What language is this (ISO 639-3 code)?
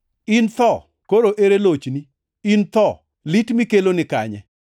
luo